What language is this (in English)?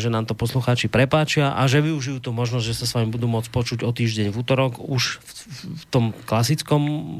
Slovak